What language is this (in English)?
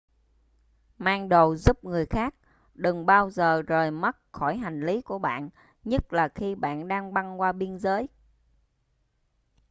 Vietnamese